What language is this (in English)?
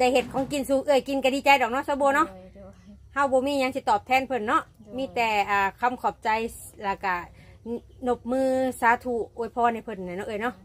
Thai